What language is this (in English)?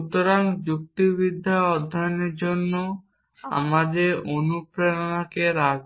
Bangla